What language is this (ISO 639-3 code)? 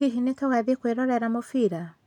kik